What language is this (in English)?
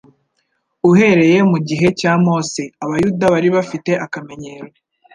Kinyarwanda